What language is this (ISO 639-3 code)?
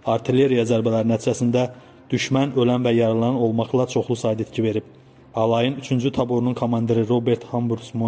tur